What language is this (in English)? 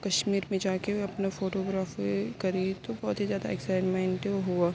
Urdu